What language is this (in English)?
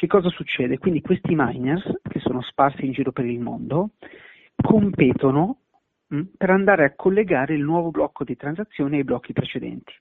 Italian